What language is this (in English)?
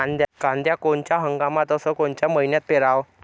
Marathi